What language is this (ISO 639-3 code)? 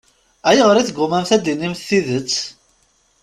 kab